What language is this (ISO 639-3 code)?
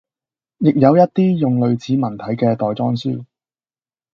yue